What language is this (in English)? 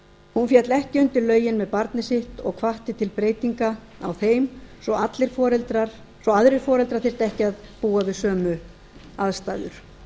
Icelandic